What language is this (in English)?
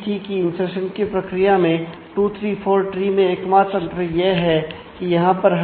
Hindi